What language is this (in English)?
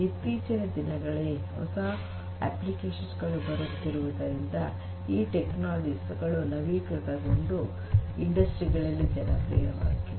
Kannada